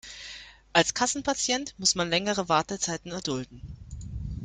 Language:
German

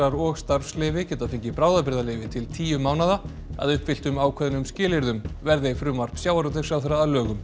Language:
Icelandic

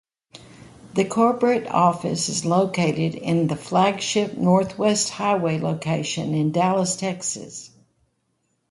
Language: English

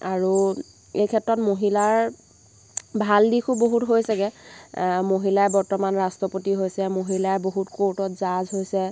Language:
Assamese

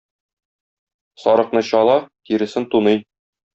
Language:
Tatar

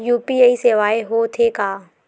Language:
Chhattisgarhi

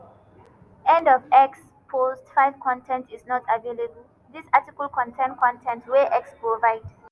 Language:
Nigerian Pidgin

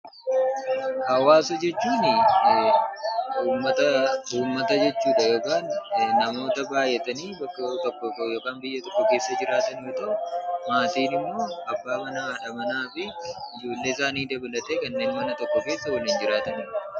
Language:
Oromo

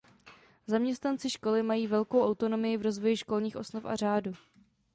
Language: Czech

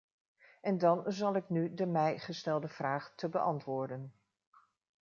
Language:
Dutch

